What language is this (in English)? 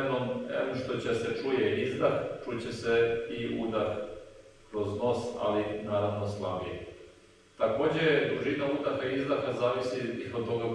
Serbian